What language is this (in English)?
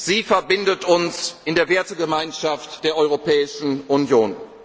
German